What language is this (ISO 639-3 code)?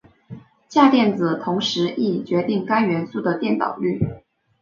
zho